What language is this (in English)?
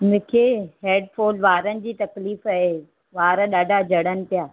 Sindhi